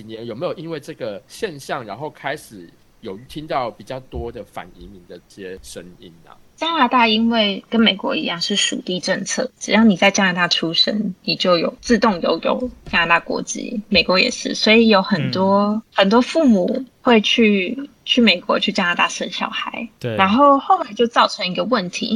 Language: Chinese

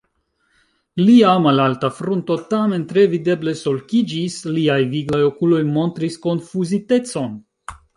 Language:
Esperanto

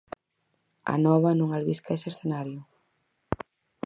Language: Galician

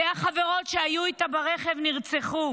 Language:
Hebrew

